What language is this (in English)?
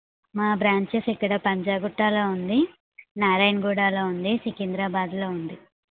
Telugu